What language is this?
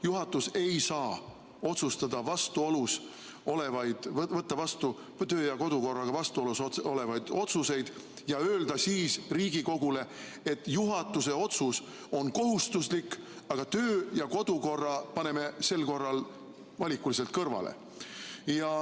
Estonian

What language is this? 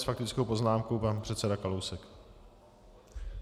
Czech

